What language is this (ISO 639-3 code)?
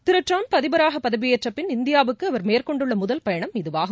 tam